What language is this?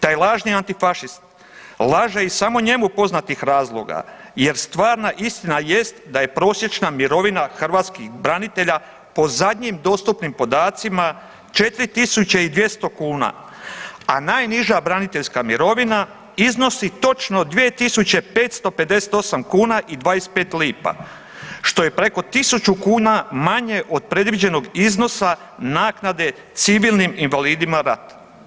Croatian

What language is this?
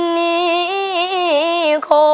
Thai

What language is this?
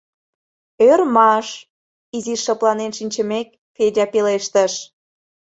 Mari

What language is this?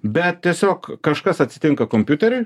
Lithuanian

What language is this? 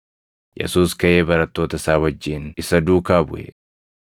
Oromo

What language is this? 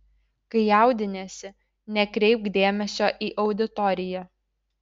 Lithuanian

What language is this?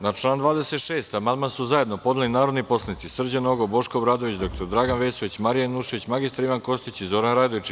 Serbian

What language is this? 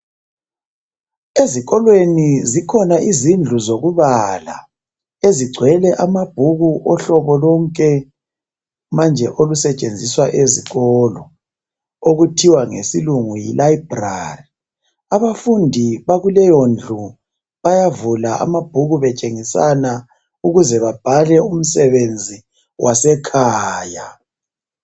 North Ndebele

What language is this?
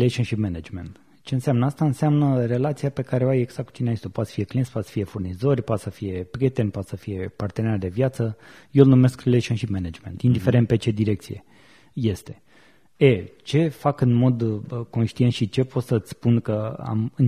Romanian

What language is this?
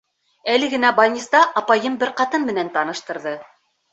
Bashkir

